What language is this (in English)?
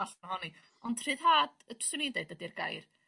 Welsh